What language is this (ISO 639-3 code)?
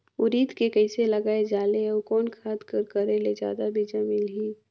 hne